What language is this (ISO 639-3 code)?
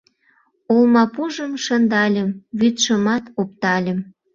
chm